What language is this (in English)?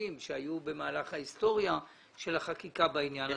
Hebrew